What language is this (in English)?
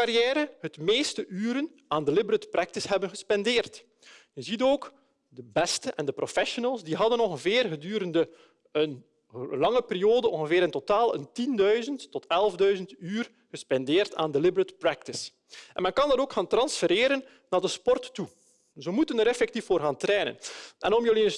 Dutch